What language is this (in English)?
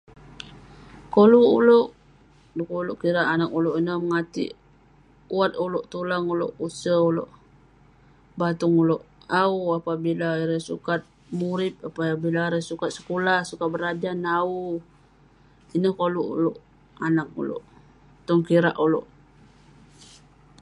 Western Penan